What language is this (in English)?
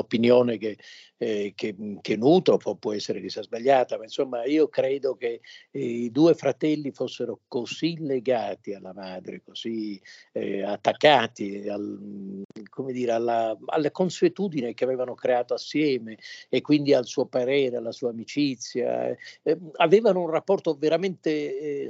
Italian